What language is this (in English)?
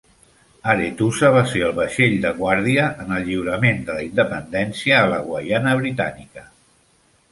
Catalan